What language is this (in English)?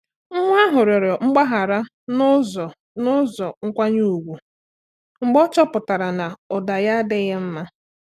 Igbo